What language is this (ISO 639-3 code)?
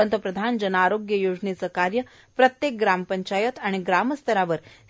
mar